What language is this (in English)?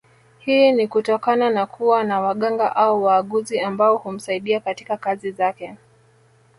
Swahili